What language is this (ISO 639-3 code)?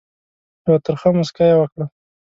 pus